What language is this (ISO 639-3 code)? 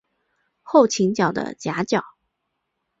zho